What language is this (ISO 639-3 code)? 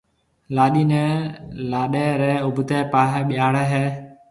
mve